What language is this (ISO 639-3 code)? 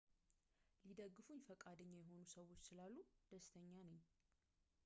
amh